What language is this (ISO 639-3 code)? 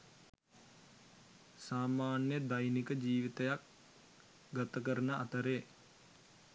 sin